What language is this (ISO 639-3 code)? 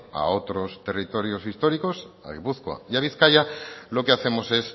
spa